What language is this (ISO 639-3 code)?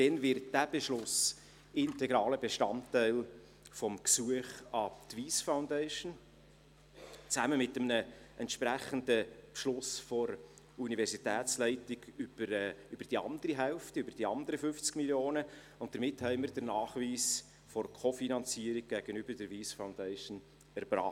gsw